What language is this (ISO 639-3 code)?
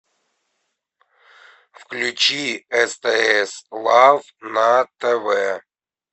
rus